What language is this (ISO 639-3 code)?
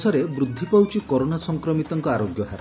ori